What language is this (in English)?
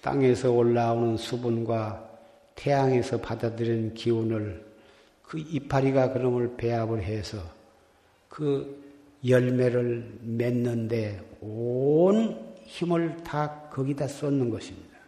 Korean